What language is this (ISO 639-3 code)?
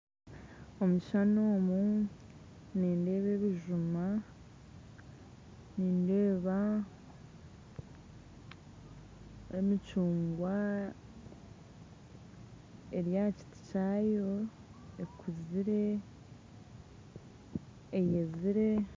nyn